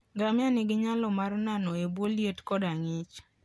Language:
Luo (Kenya and Tanzania)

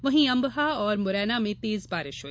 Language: Hindi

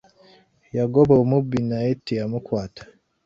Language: Ganda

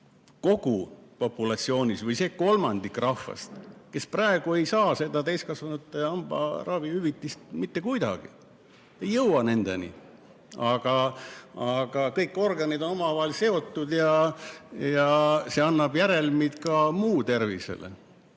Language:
Estonian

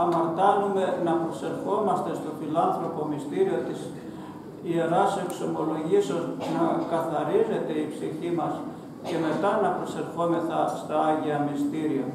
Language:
Greek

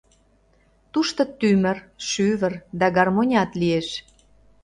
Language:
Mari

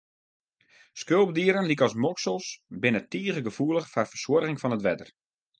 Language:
Western Frisian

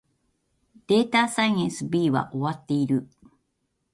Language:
Japanese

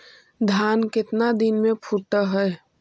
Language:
Magahi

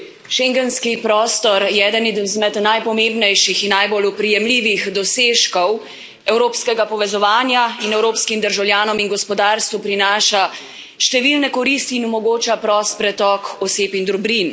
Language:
Slovenian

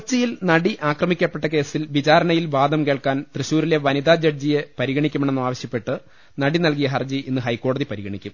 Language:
Malayalam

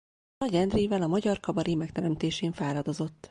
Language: Hungarian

